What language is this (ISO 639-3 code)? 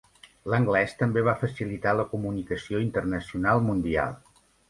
cat